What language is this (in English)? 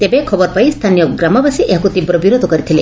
Odia